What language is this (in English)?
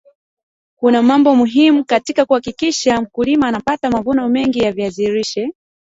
Swahili